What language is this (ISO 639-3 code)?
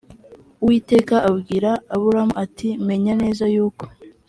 kin